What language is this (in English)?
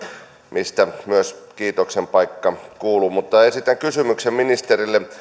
Finnish